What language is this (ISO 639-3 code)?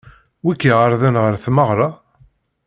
kab